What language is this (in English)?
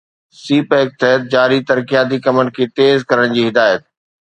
Sindhi